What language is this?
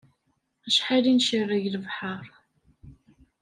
Kabyle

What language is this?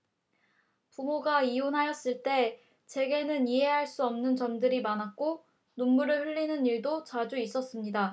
Korean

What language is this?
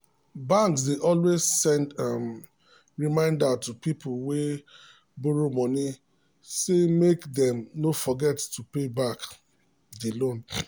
Nigerian Pidgin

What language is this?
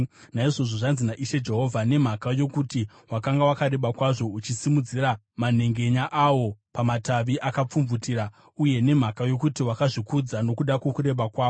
Shona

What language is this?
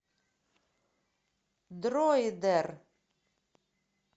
Russian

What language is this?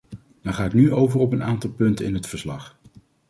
Dutch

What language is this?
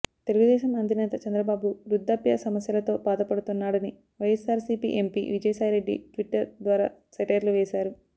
Telugu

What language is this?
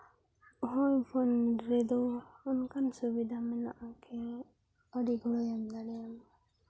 Santali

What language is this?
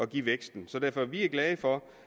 Danish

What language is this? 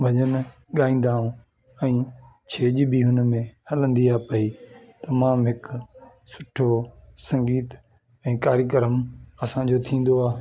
Sindhi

